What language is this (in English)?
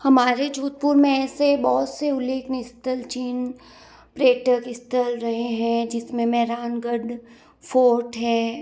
Hindi